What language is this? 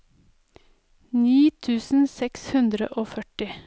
Norwegian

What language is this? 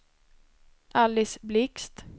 Swedish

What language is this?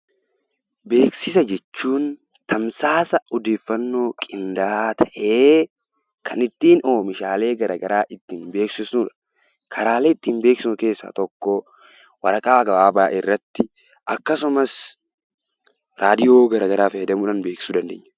Oromo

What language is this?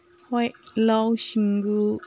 Manipuri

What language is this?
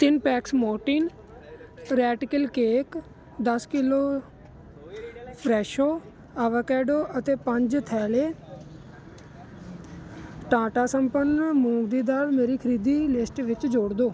Punjabi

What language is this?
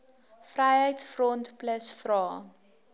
Afrikaans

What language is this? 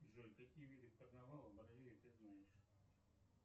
Russian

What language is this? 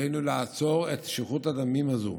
Hebrew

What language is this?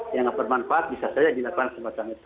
Indonesian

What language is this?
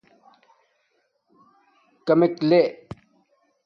Domaaki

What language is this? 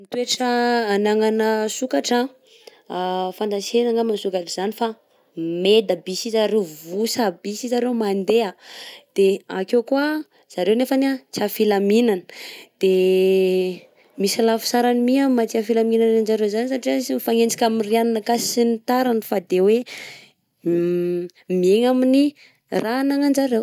Southern Betsimisaraka Malagasy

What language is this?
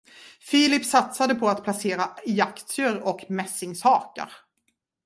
Swedish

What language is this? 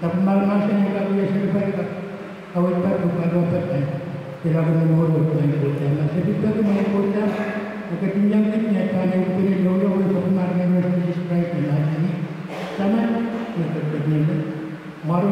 Indonesian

